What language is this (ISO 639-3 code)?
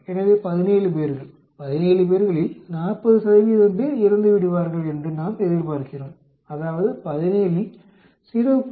tam